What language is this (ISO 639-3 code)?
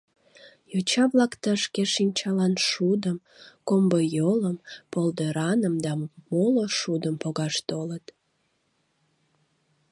chm